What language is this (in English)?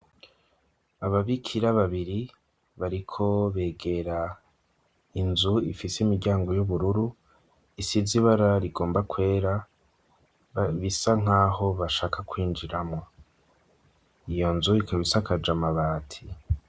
Rundi